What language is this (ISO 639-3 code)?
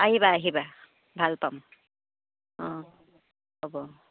asm